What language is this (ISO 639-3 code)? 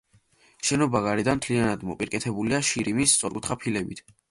kat